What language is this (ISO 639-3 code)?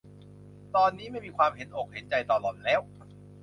tha